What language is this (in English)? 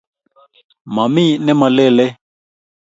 Kalenjin